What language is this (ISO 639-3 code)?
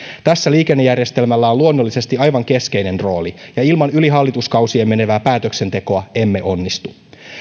fin